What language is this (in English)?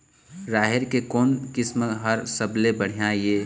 Chhattisgarhi